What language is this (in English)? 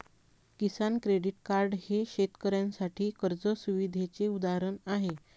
Marathi